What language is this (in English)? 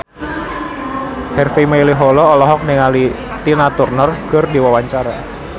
Sundanese